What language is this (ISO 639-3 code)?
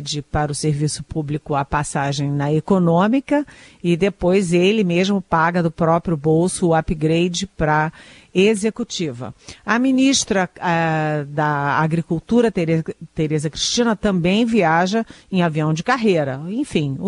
por